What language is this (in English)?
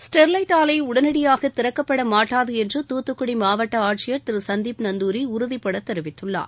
Tamil